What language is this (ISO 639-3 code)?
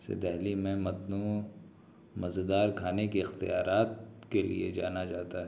urd